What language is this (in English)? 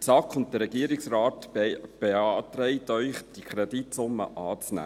Swiss German